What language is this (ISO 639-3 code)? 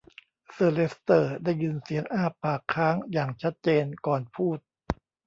tha